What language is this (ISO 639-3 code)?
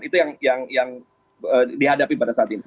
ind